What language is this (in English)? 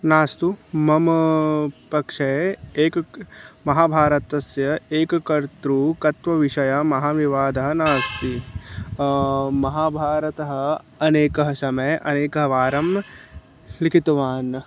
Sanskrit